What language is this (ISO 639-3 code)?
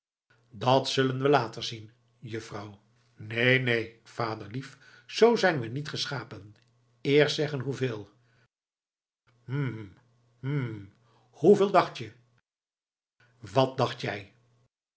nld